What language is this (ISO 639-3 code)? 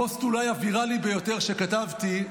heb